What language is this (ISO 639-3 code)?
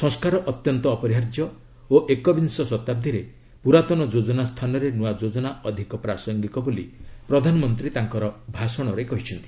ori